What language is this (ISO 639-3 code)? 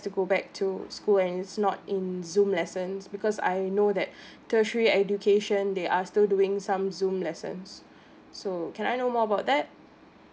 eng